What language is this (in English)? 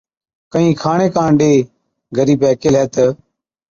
Od